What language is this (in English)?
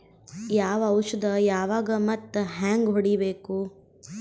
Kannada